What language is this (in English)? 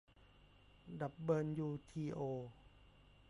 Thai